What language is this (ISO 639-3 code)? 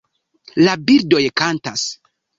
epo